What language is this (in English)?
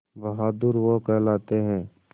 Hindi